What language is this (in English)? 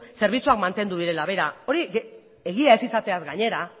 Basque